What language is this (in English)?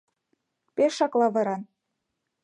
Mari